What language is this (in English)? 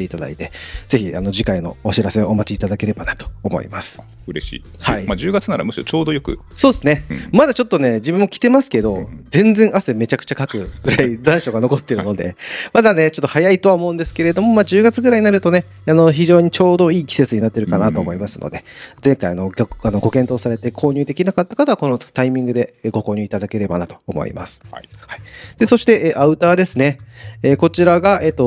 Japanese